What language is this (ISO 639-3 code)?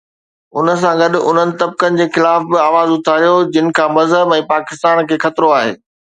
snd